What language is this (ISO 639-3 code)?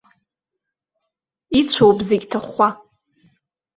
abk